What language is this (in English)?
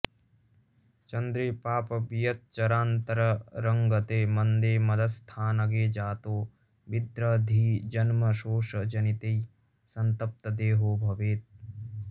Sanskrit